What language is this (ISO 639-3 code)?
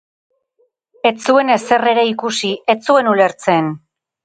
eus